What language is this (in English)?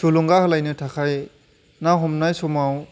Bodo